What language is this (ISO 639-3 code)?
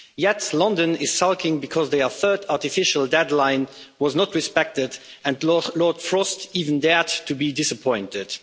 eng